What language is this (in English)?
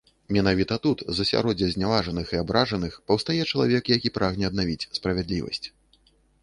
Belarusian